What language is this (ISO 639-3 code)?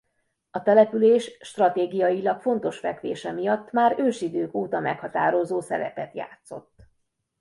hun